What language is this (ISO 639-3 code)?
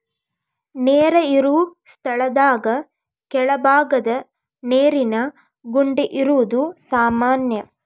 kan